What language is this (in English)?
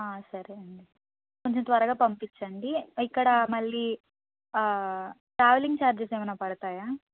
Telugu